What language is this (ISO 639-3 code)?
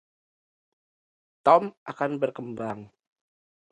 ind